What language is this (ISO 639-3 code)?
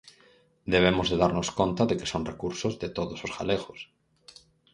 glg